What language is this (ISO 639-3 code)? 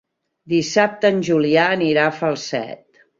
cat